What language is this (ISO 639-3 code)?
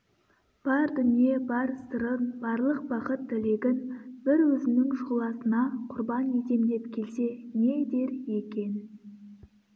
kaz